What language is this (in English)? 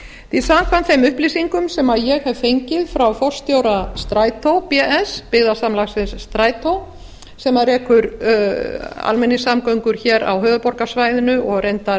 Icelandic